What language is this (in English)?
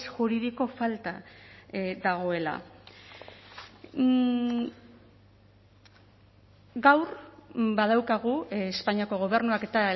Basque